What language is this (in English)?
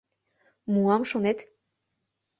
Mari